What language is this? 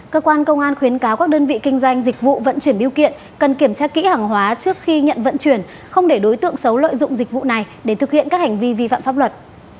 Vietnamese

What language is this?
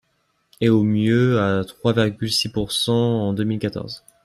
French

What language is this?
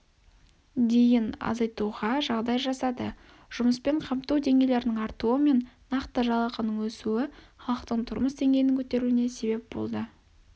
Kazakh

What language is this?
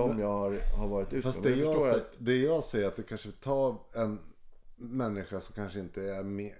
Swedish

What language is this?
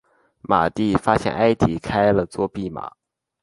Chinese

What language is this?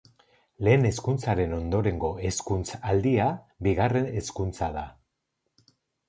Basque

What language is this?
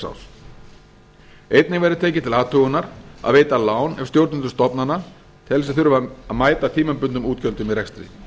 Icelandic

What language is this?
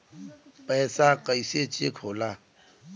Bhojpuri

